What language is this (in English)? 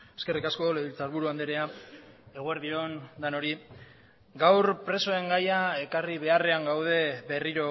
Basque